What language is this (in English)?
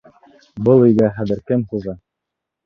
Bashkir